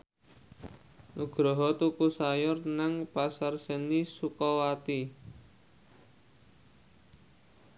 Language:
Javanese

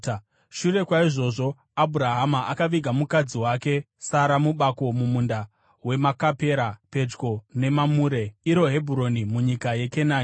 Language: Shona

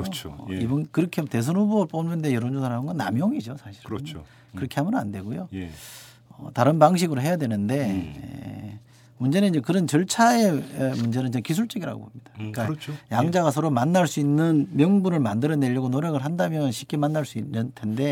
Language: Korean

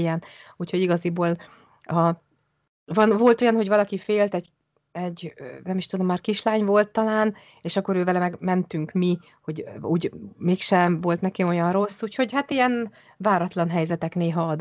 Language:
Hungarian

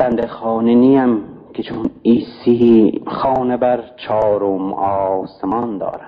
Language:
Persian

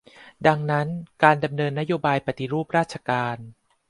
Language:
Thai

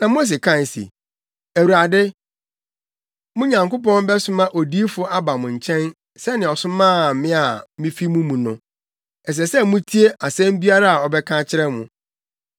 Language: Akan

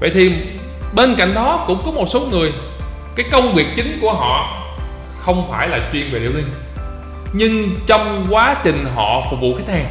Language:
Vietnamese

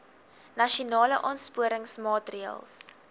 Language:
Afrikaans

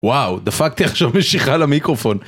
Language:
Hebrew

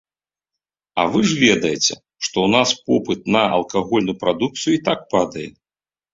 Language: Belarusian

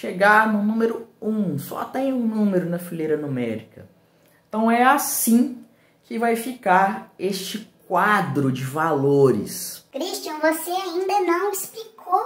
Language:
Portuguese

